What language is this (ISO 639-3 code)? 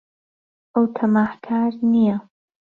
ckb